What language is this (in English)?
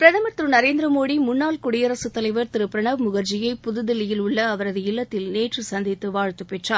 Tamil